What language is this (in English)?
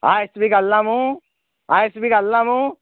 Konkani